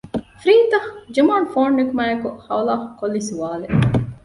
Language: Divehi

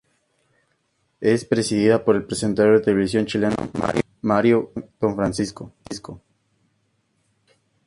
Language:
Spanish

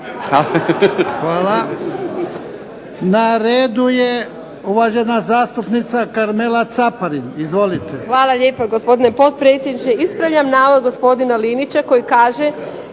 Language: Croatian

